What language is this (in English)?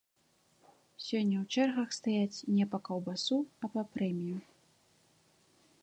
Belarusian